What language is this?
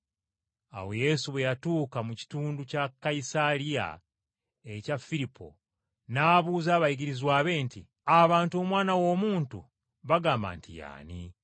Ganda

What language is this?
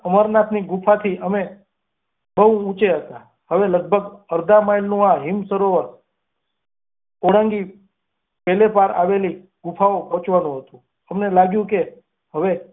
Gujarati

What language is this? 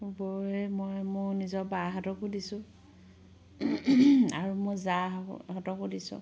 Assamese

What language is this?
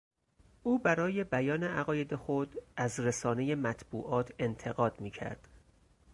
Persian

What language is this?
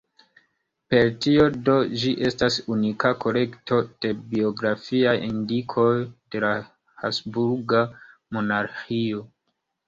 Esperanto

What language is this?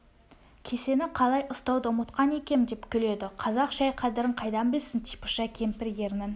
Kazakh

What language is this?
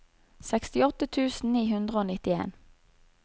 Norwegian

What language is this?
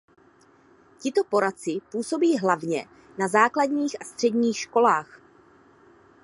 Czech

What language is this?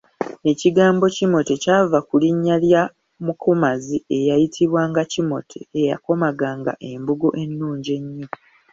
Ganda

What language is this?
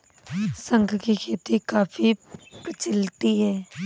Hindi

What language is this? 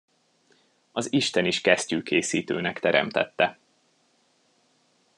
Hungarian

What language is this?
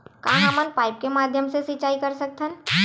Chhattisgarhi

